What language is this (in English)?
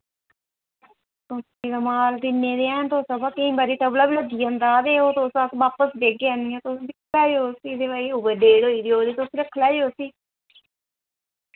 Dogri